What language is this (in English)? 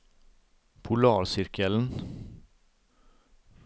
Norwegian